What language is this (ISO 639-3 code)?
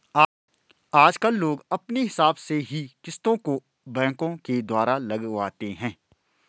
hin